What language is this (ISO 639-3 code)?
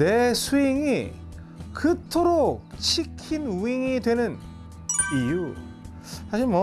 kor